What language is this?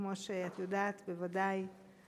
Hebrew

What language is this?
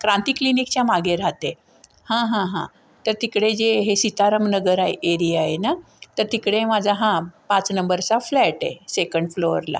Marathi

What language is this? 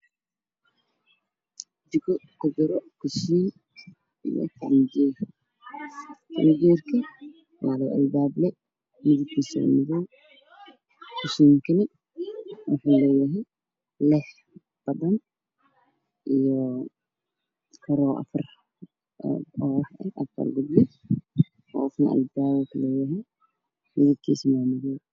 Somali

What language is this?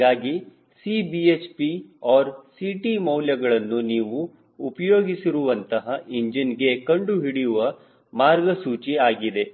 Kannada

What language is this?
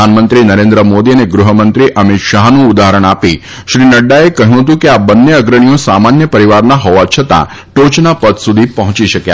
Gujarati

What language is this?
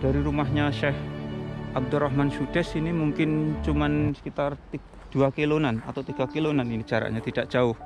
Indonesian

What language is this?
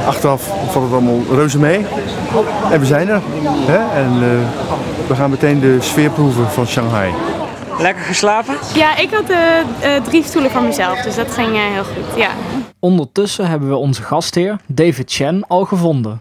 Dutch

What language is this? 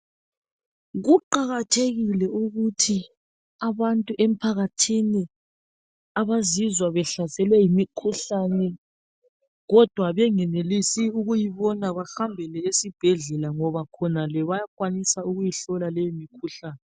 North Ndebele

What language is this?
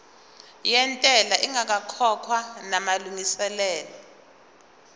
Zulu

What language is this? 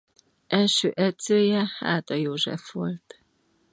Hungarian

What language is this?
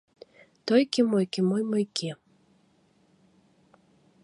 Mari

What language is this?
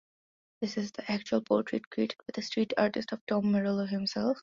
English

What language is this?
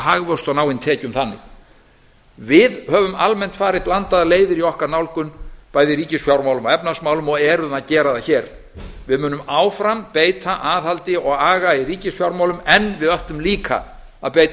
Icelandic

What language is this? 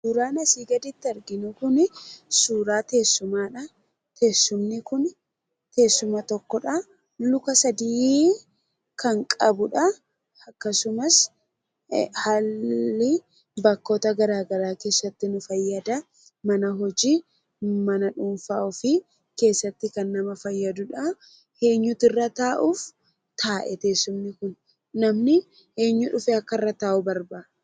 Oromo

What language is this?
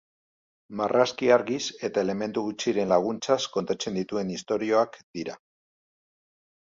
Basque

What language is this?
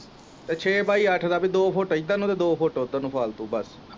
Punjabi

